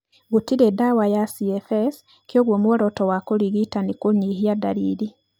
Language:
Kikuyu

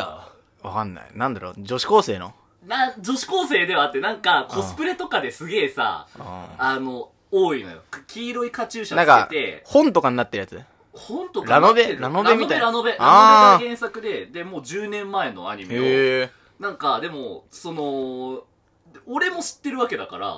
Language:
Japanese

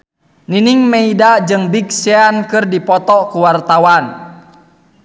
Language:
Sundanese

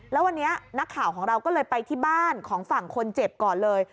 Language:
Thai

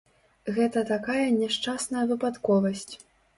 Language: Belarusian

